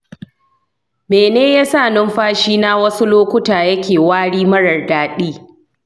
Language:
Hausa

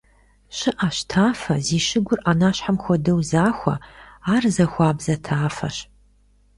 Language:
Kabardian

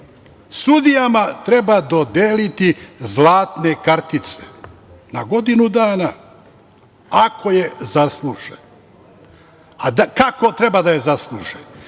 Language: Serbian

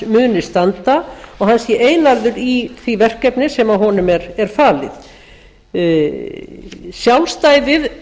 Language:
Icelandic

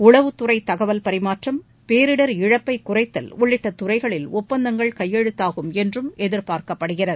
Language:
Tamil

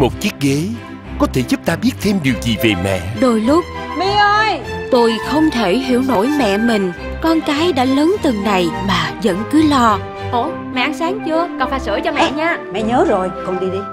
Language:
Vietnamese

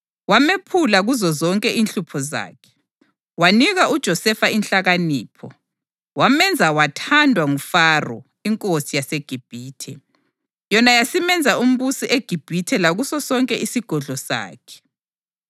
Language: North Ndebele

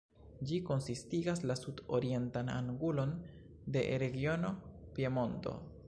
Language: Esperanto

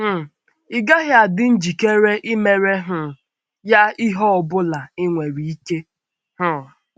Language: Igbo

